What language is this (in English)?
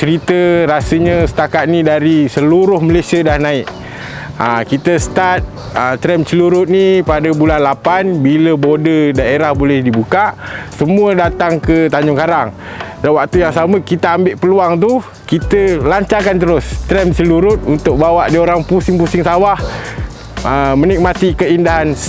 Malay